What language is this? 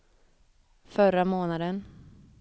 Swedish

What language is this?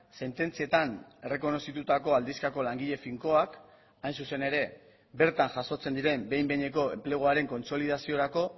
Basque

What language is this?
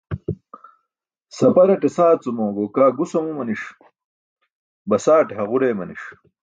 Burushaski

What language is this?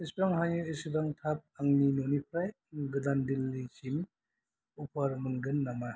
Bodo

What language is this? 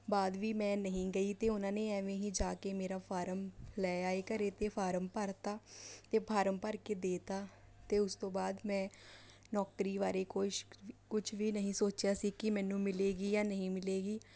Punjabi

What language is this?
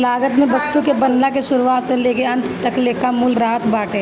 Bhojpuri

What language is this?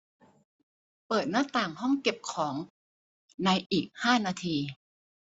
Thai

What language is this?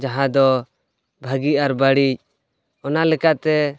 Santali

